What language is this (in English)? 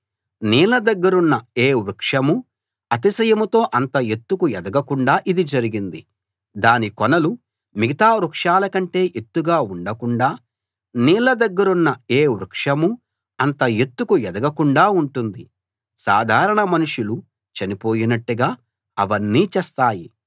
Telugu